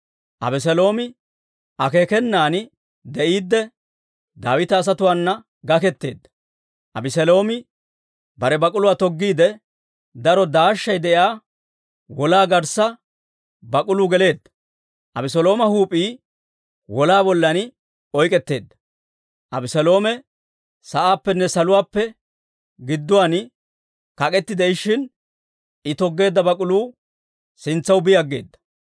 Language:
Dawro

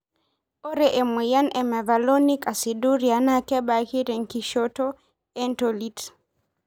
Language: Masai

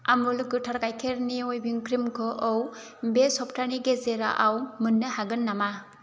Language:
Bodo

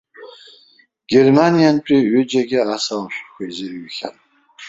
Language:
Abkhazian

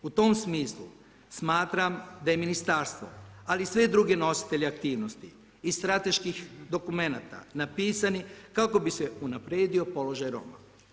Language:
Croatian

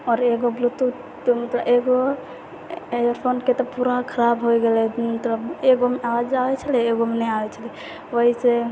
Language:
Maithili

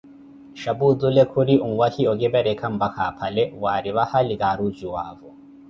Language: Koti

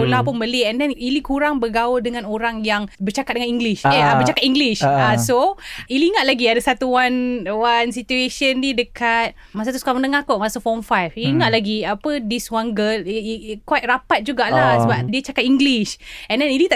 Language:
Malay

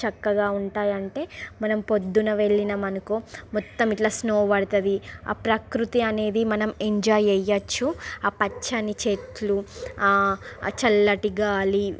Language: Telugu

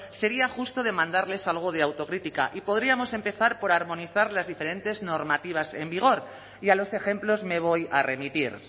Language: Spanish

